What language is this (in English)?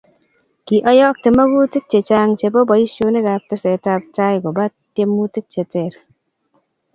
Kalenjin